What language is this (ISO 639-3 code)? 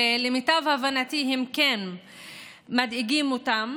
heb